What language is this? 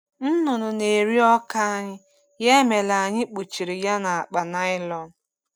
Igbo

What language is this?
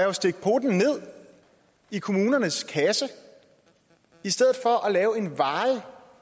Danish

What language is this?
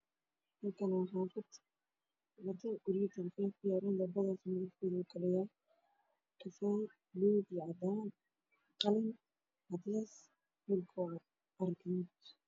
Somali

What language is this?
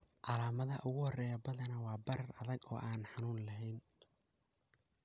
Somali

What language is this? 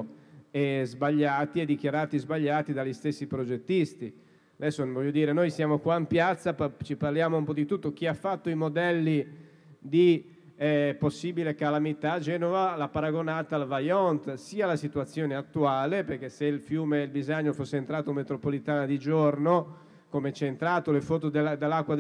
Italian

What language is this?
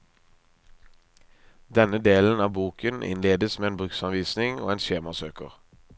Norwegian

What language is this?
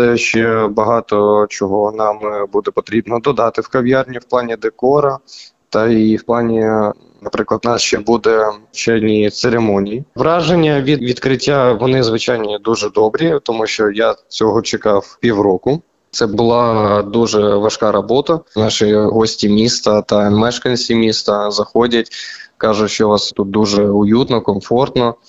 Ukrainian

